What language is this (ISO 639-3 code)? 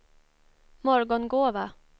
swe